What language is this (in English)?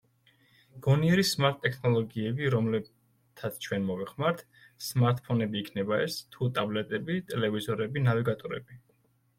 Georgian